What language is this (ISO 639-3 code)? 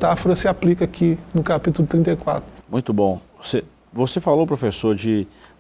por